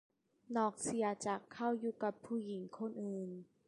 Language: Thai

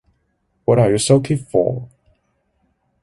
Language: English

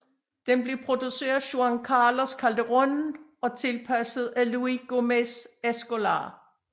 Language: Danish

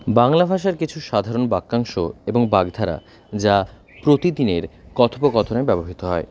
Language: Bangla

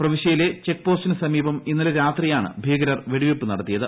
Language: Malayalam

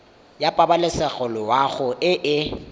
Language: Tswana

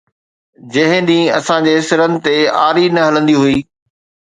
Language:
Sindhi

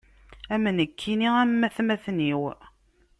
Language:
Kabyle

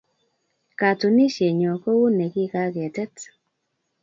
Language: Kalenjin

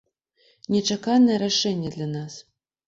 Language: Belarusian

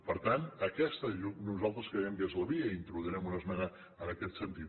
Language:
Catalan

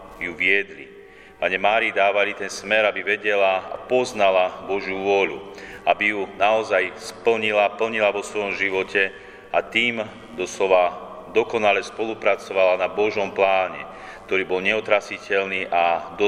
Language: Slovak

